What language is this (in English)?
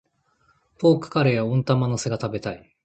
Japanese